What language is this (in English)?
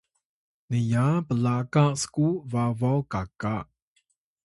Atayal